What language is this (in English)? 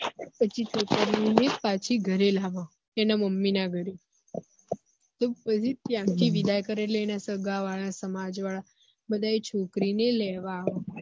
Gujarati